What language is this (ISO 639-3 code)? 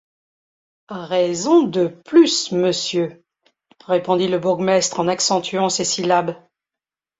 fra